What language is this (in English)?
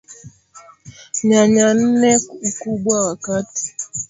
Swahili